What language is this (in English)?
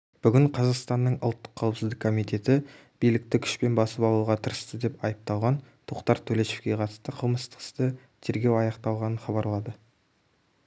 Kazakh